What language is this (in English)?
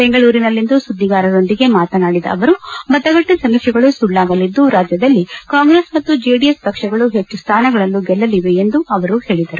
Kannada